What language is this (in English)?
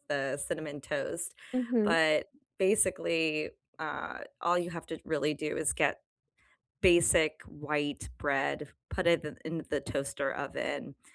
English